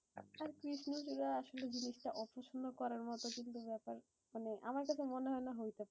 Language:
Bangla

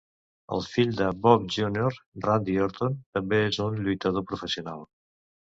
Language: Catalan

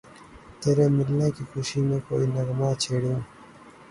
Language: Urdu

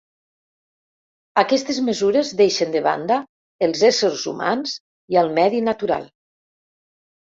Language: Catalan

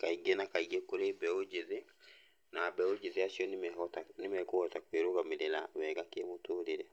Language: Kikuyu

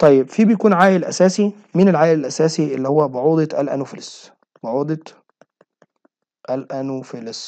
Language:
Arabic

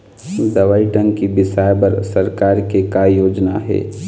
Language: Chhattisgarhi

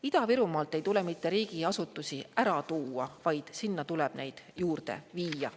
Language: Estonian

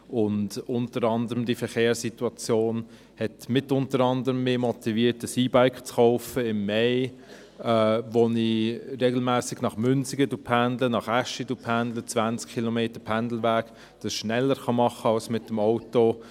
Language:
Swiss German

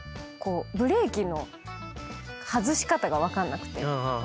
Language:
Japanese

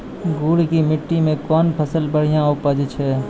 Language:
Maithili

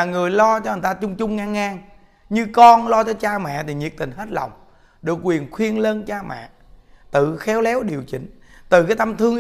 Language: Vietnamese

